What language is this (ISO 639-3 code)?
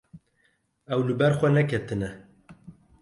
kur